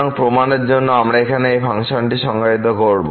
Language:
Bangla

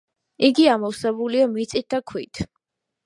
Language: Georgian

